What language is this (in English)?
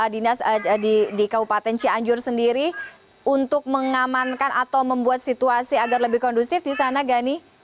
Indonesian